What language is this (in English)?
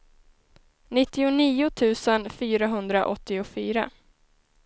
Swedish